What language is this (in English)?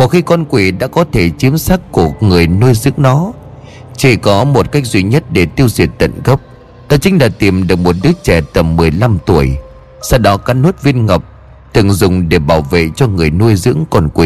Vietnamese